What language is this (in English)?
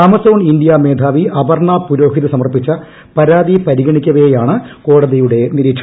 Malayalam